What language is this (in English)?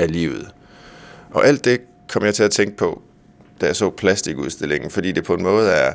Danish